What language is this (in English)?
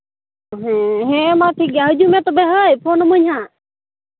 Santali